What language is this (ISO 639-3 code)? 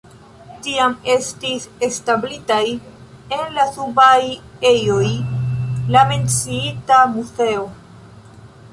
epo